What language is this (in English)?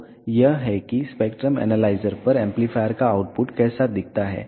Hindi